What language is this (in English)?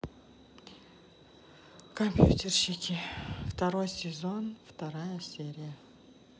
Russian